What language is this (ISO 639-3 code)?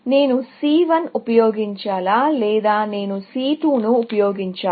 tel